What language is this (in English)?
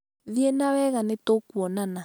Kikuyu